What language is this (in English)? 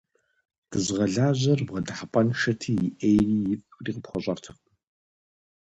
Kabardian